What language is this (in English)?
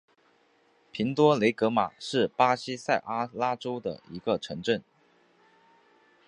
Chinese